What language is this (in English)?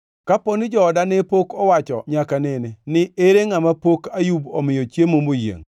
Luo (Kenya and Tanzania)